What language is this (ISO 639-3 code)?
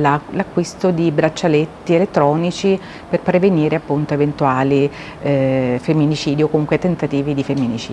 ita